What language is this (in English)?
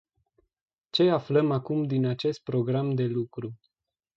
Romanian